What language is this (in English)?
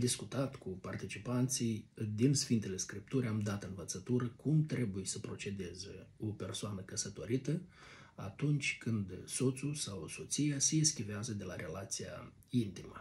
Romanian